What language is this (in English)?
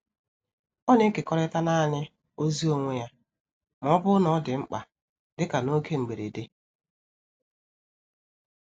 Igbo